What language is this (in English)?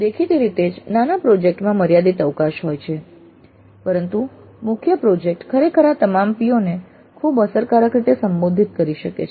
Gujarati